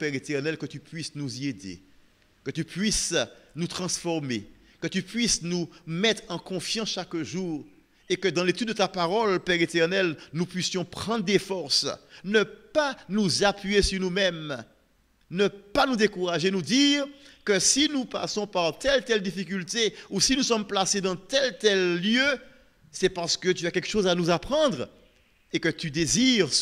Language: French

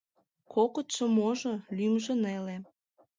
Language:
Mari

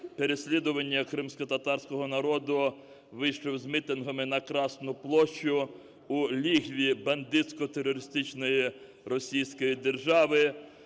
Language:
Ukrainian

